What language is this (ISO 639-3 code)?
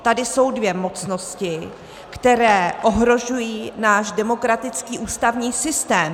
ces